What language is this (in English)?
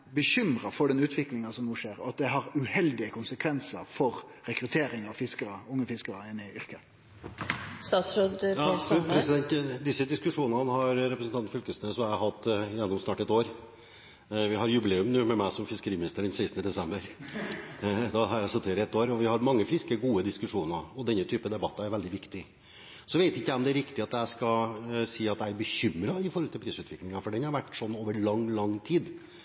Norwegian